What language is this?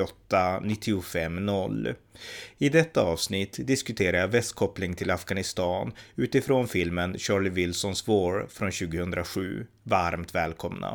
Swedish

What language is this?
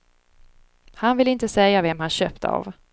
Swedish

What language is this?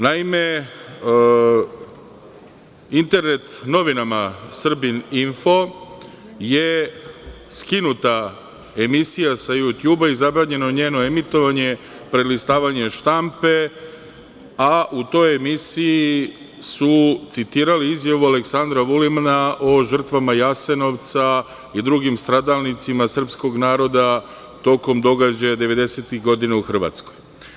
Serbian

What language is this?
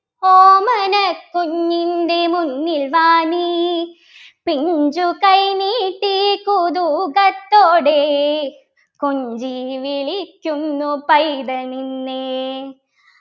Malayalam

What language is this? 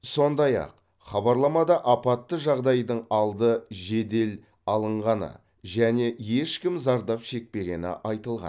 Kazakh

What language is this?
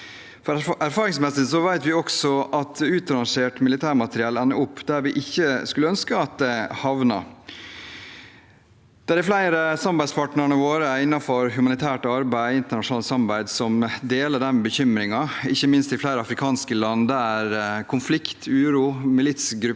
Norwegian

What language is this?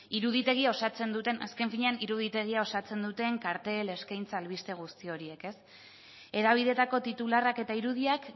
Basque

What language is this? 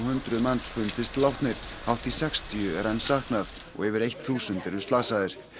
Icelandic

